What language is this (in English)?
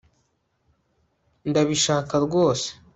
Kinyarwanda